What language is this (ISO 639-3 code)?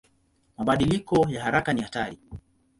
swa